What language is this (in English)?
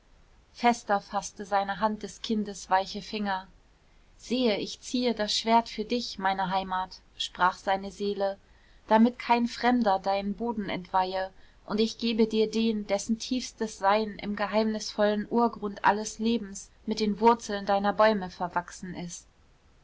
German